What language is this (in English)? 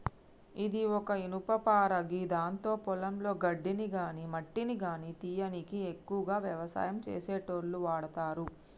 Telugu